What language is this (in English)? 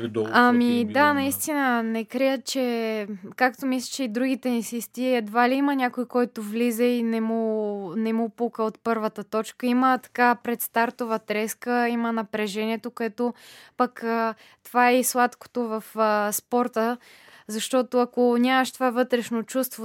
Bulgarian